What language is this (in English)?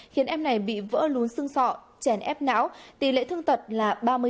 Vietnamese